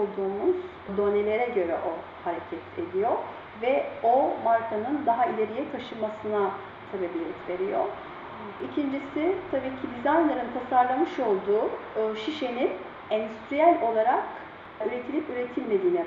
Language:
Turkish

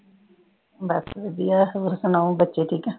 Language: Punjabi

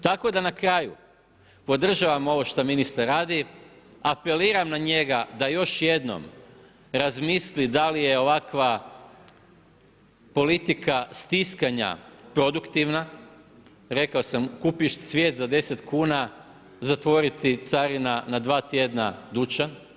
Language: Croatian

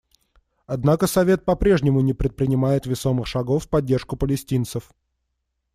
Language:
Russian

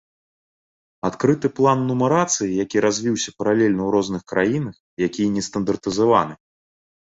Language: Belarusian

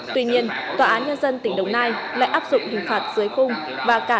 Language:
Vietnamese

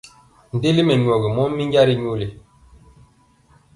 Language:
Mpiemo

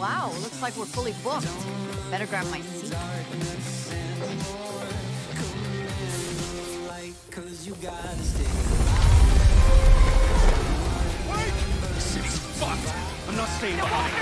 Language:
Polish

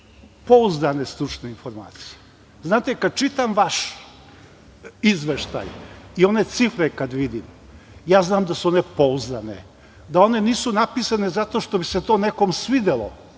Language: Serbian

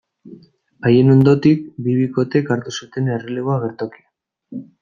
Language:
Basque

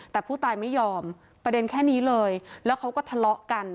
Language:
Thai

